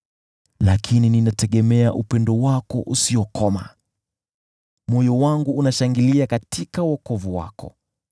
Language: Swahili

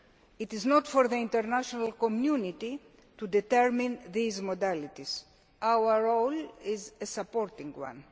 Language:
English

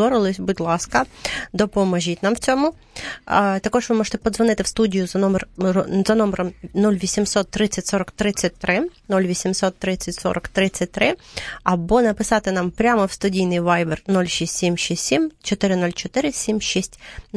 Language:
Ukrainian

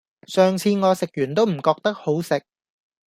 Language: Cantonese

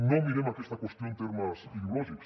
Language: Catalan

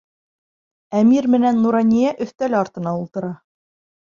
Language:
Bashkir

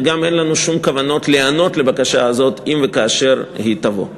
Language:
Hebrew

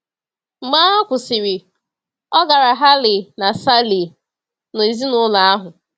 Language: Igbo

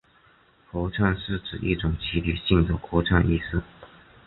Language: Chinese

